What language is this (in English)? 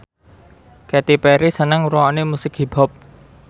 Javanese